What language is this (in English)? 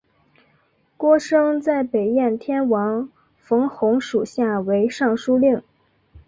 Chinese